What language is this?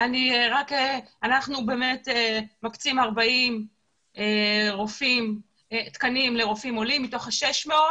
Hebrew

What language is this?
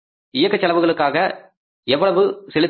Tamil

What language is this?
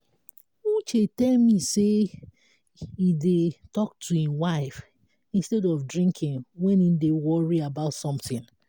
Nigerian Pidgin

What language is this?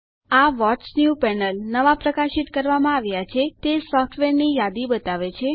Gujarati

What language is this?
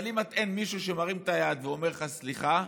Hebrew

